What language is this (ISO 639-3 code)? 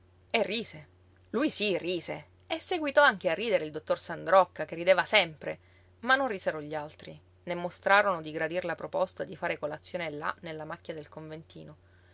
ita